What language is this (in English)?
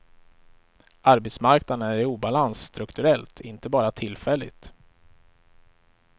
Swedish